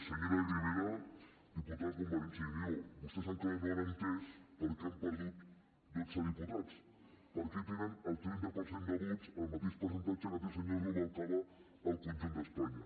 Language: Catalan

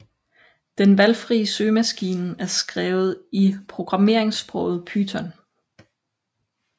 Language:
Danish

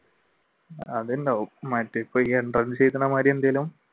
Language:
Malayalam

